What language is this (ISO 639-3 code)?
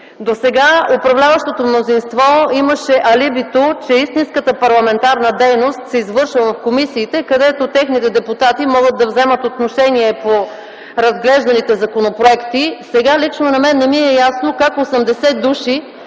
bul